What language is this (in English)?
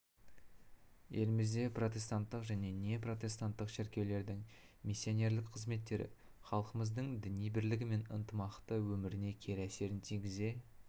Kazakh